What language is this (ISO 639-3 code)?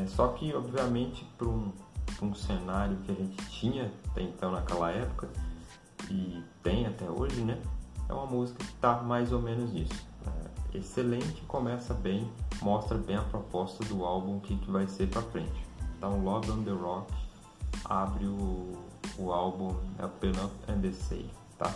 por